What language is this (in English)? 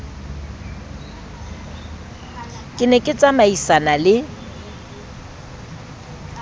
Southern Sotho